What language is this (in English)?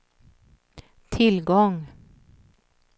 Swedish